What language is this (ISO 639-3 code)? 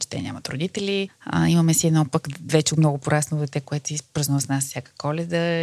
bul